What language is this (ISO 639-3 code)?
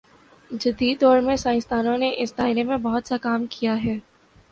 urd